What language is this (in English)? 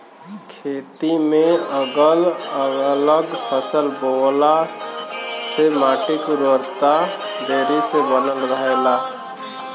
Bhojpuri